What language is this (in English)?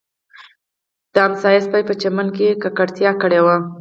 Pashto